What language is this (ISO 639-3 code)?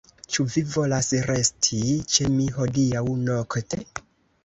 epo